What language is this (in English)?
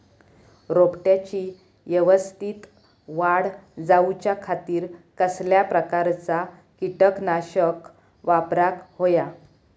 Marathi